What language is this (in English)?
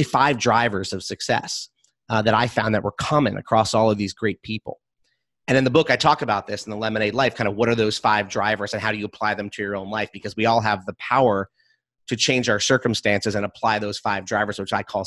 English